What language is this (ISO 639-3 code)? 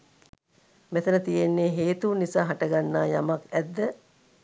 sin